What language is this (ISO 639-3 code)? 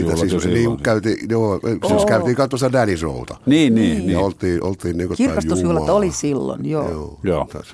fin